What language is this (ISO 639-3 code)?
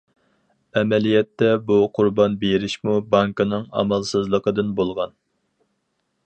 uig